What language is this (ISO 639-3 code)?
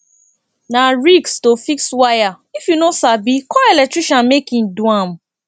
pcm